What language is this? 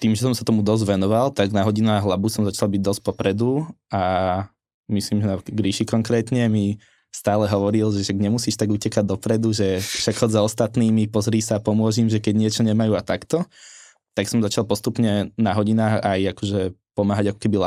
Slovak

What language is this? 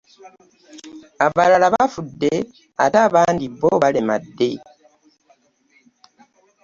Ganda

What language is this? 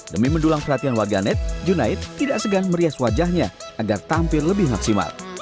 Indonesian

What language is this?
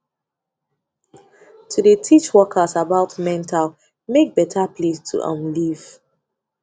Nigerian Pidgin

